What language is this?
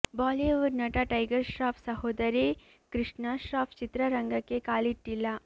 Kannada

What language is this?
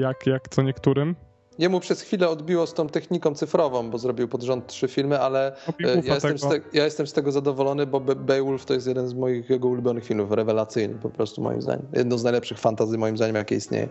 Polish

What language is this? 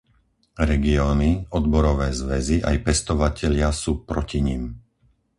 Slovak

